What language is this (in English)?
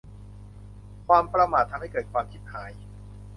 Thai